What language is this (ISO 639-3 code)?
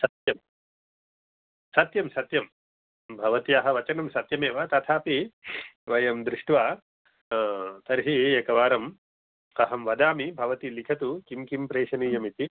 san